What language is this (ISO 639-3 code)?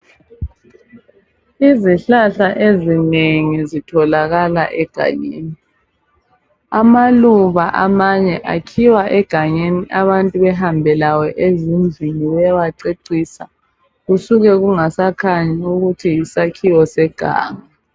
nde